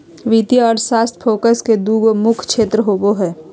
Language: Magahi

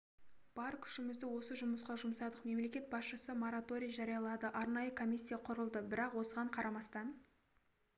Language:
Kazakh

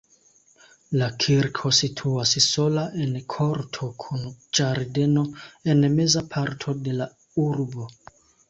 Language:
Esperanto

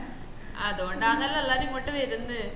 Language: Malayalam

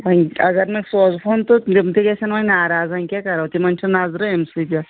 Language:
Kashmiri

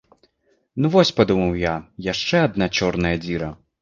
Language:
Belarusian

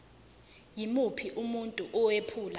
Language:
Zulu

